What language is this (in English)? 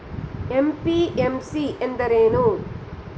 Kannada